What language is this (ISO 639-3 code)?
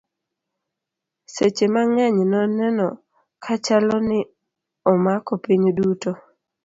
luo